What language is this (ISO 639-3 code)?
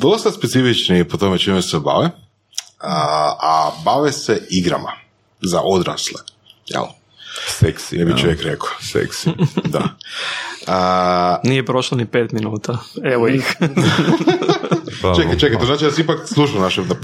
hrv